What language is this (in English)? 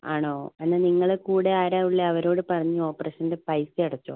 Malayalam